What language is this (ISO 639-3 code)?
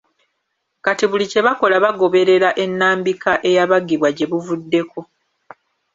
lug